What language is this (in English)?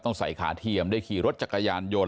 Thai